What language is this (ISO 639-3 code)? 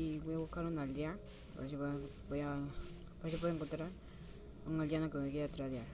spa